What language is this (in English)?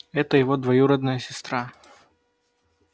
Russian